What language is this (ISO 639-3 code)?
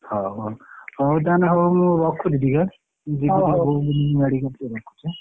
ori